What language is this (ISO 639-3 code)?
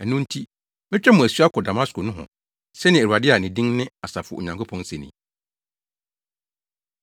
aka